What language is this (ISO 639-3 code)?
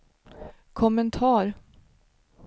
swe